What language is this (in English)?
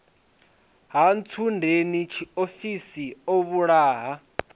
Venda